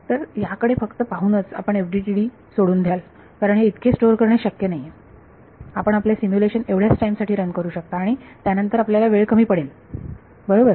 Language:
Marathi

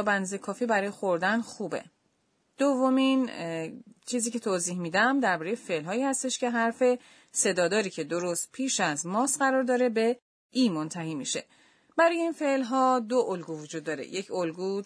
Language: Persian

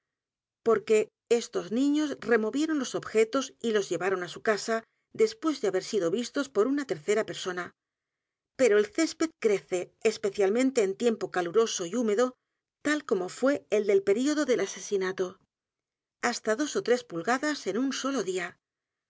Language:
Spanish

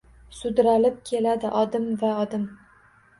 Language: Uzbek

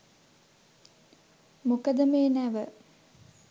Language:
Sinhala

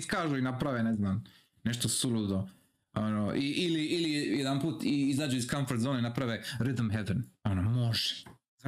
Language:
Croatian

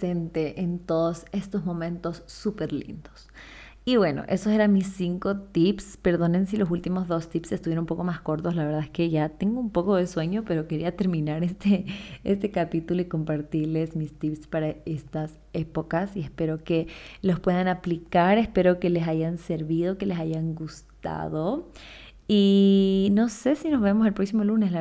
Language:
Spanish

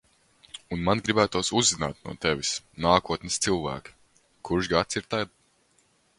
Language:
Latvian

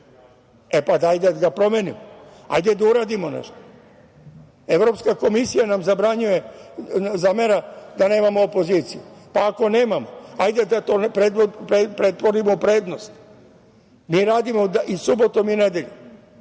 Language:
Serbian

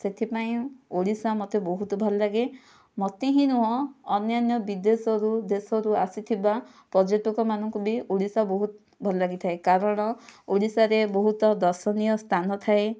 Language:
Odia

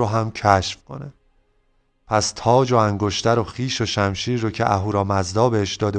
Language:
Persian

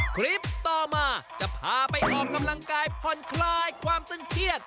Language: Thai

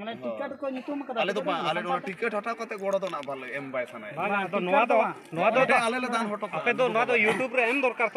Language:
Indonesian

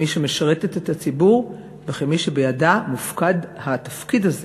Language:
Hebrew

